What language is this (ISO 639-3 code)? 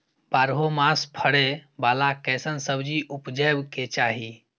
mai